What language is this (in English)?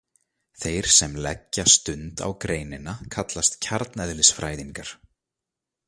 Icelandic